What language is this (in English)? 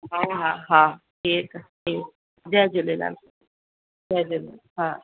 Sindhi